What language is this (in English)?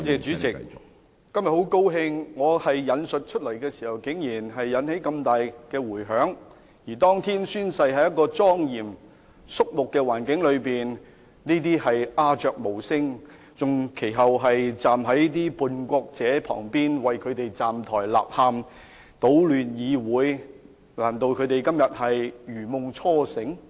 Cantonese